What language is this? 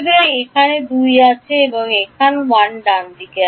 Bangla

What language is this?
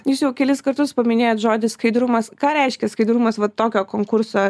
Lithuanian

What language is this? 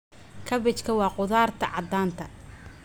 Somali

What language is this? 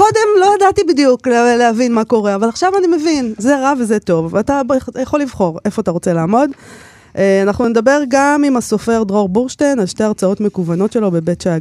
Hebrew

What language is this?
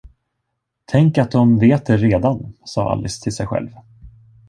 Swedish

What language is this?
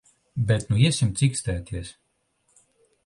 Latvian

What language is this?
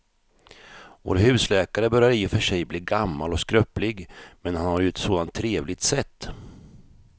Swedish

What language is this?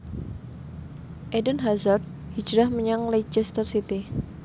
Javanese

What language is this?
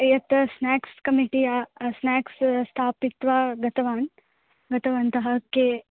Sanskrit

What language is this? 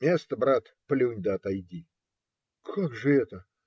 Russian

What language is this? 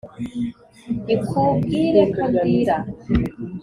Kinyarwanda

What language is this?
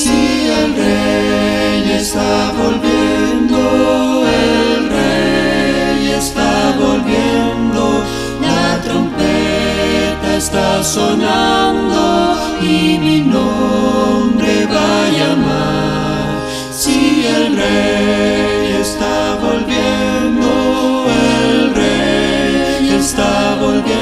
Romanian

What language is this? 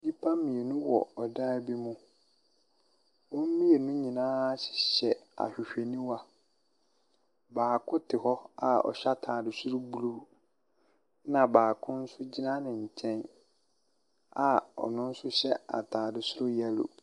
Akan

